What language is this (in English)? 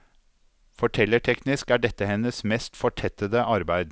Norwegian